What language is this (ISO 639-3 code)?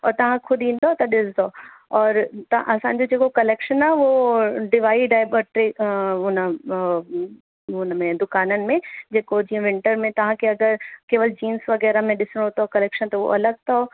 snd